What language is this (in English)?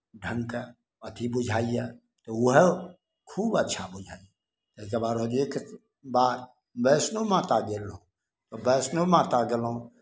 Maithili